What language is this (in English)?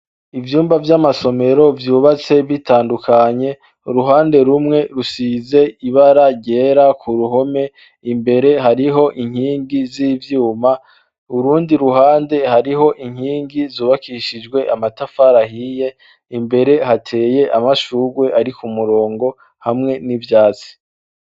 Rundi